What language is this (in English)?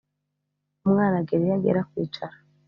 Kinyarwanda